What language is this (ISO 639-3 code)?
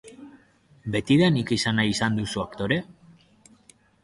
eus